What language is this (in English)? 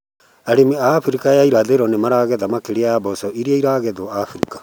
Kikuyu